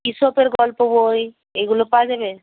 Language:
Bangla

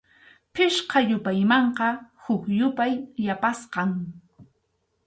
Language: Arequipa-La Unión Quechua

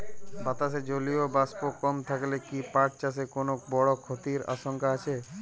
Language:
Bangla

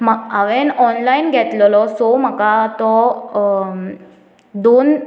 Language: Konkani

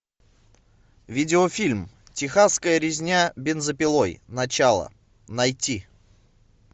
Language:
Russian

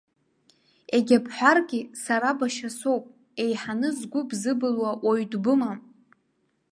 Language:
Abkhazian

